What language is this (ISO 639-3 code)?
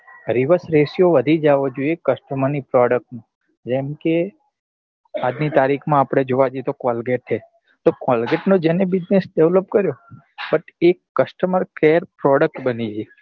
guj